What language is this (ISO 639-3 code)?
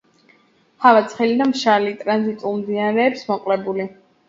kat